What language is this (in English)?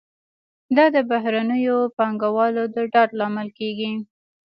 Pashto